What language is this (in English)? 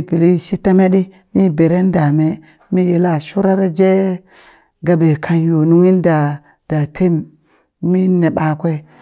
Burak